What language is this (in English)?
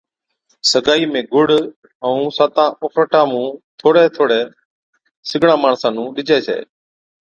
Od